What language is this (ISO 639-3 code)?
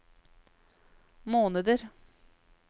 nor